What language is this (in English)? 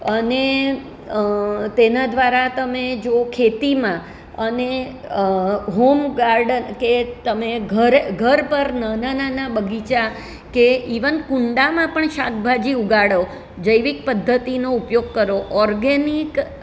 Gujarati